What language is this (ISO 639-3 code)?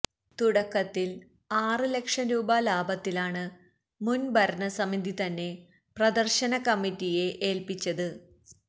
mal